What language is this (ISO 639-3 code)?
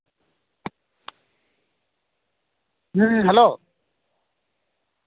sat